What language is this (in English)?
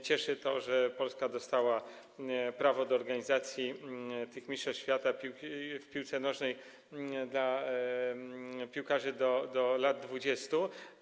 Polish